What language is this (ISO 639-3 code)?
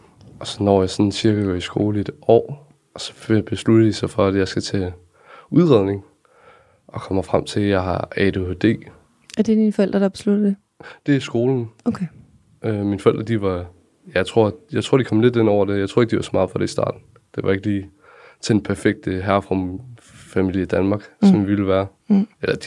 dan